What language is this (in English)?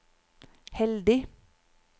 Norwegian